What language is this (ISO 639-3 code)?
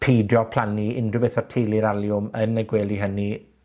cym